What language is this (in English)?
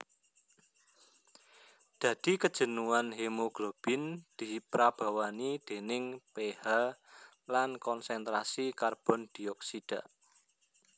Javanese